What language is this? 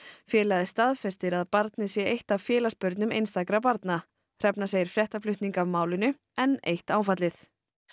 Icelandic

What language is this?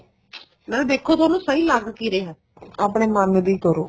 Punjabi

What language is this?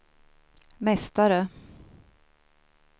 Swedish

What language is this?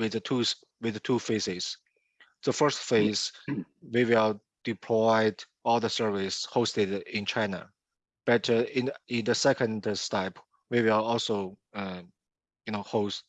English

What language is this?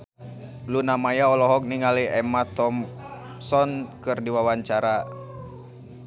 Sundanese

